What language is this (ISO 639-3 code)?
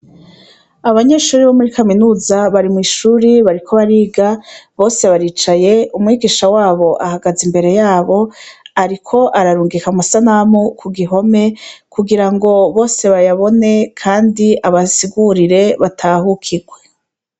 run